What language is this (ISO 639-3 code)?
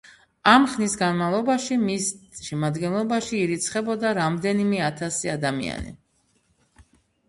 kat